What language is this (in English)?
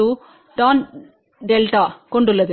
Tamil